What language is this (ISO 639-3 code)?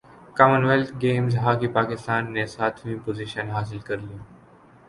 urd